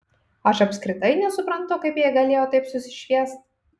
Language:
Lithuanian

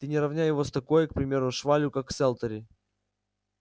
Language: Russian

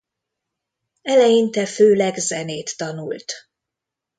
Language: Hungarian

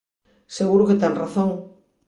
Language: Galician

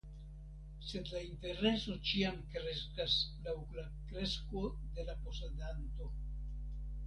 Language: Esperanto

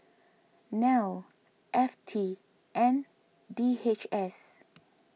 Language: English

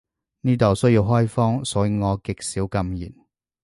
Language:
Cantonese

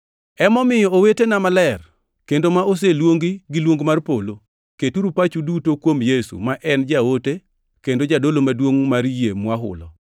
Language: Luo (Kenya and Tanzania)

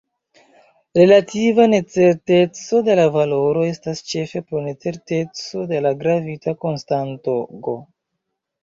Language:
Esperanto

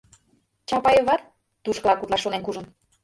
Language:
Mari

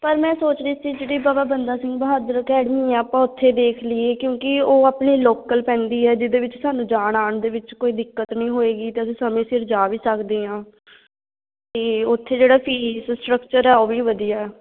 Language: Punjabi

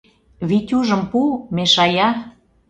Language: Mari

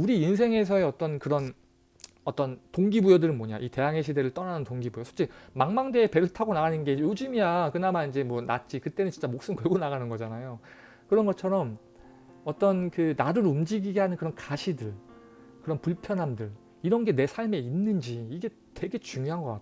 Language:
Korean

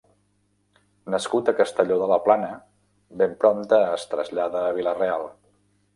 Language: Catalan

